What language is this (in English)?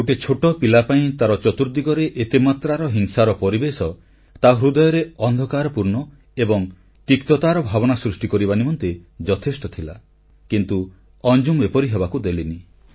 Odia